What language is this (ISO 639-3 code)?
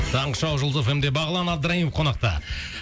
kaz